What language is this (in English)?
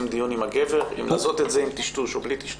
Hebrew